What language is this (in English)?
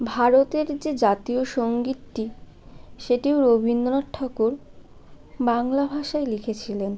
Bangla